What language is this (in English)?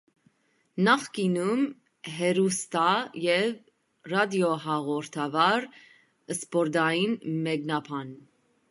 Armenian